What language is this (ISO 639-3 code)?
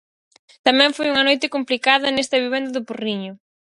glg